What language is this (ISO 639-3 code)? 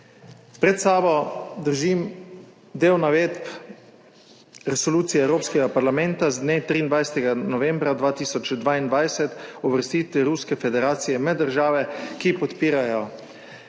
slv